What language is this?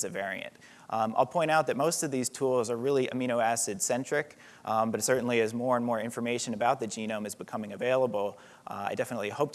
English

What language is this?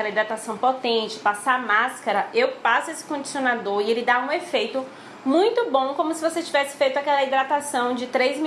Portuguese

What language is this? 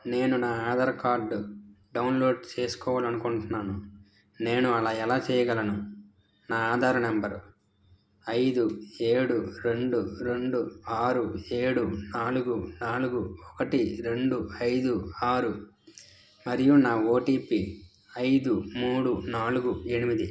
Telugu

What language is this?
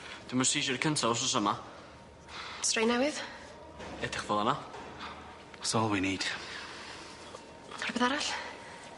Welsh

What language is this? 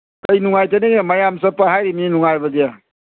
Manipuri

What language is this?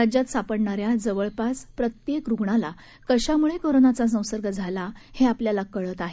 Marathi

